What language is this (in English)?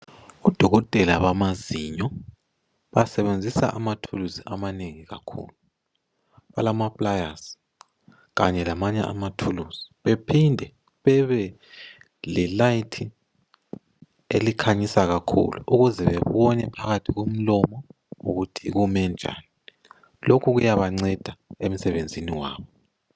North Ndebele